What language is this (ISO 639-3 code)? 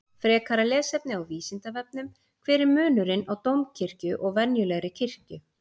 isl